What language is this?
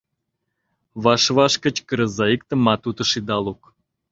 Mari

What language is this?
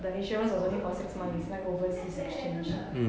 English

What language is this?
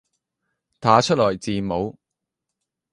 Cantonese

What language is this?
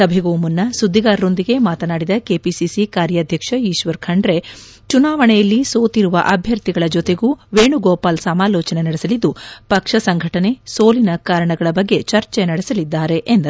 Kannada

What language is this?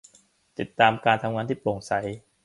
Thai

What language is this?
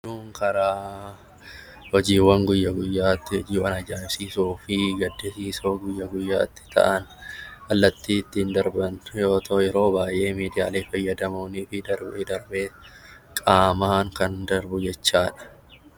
Oromo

